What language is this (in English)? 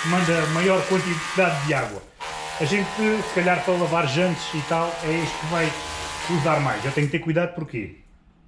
Portuguese